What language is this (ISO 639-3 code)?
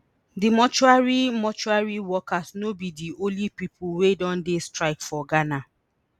pcm